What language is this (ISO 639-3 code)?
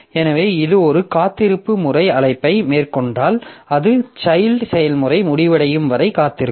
tam